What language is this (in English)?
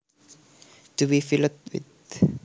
Javanese